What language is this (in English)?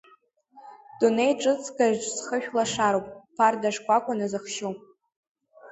Abkhazian